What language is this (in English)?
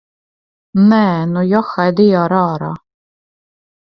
Latvian